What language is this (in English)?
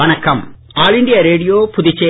Tamil